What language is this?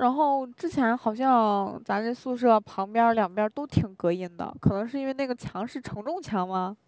Chinese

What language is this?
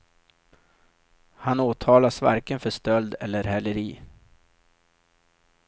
Swedish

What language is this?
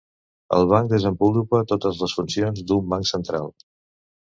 Catalan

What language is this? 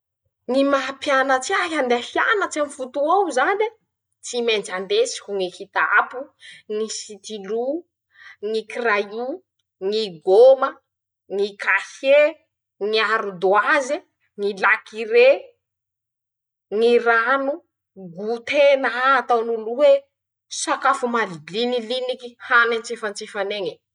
Masikoro Malagasy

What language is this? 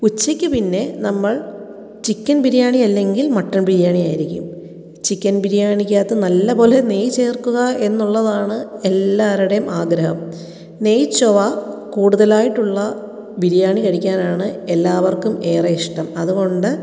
Malayalam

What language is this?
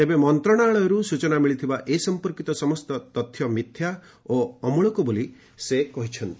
Odia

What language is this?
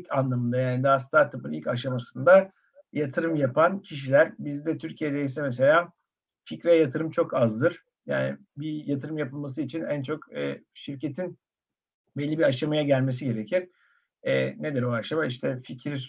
Turkish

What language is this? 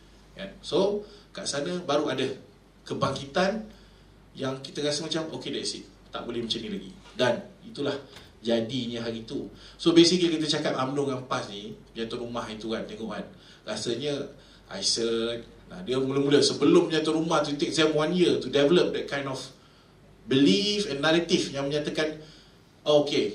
Malay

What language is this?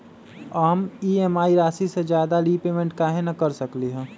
Magahi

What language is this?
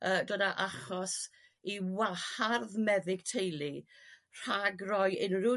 Welsh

